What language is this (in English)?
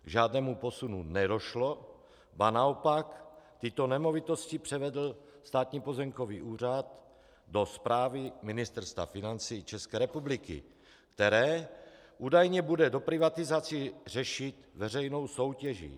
Czech